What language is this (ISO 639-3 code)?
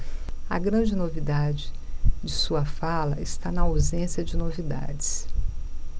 por